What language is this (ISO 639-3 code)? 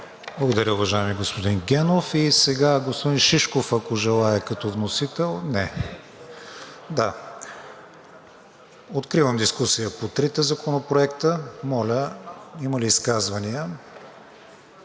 bul